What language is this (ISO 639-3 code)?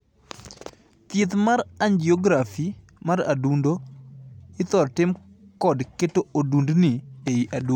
luo